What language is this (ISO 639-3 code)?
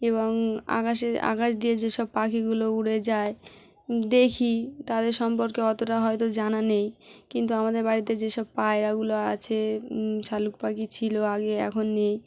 ben